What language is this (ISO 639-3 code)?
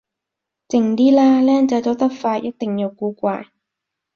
yue